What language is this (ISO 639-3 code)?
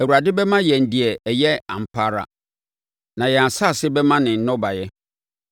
aka